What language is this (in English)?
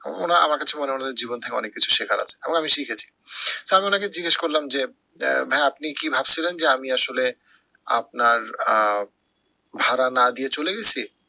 Bangla